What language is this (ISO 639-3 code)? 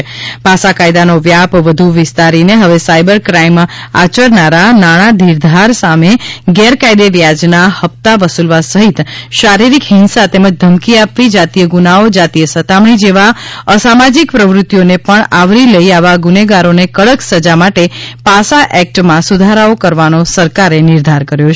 guj